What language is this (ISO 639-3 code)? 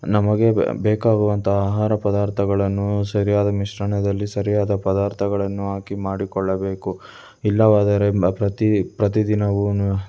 kan